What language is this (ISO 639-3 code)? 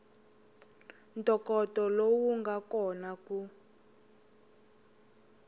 tso